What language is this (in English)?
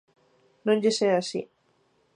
Galician